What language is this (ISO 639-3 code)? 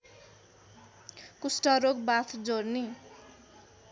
nep